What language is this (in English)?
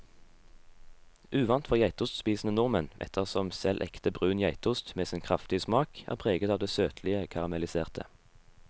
Norwegian